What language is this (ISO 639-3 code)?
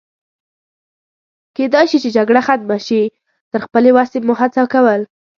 pus